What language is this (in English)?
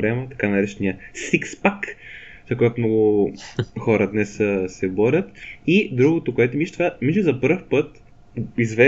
Bulgarian